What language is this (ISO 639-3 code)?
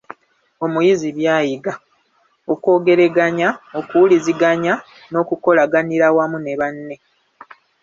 lug